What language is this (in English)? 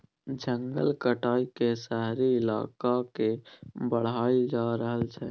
Maithili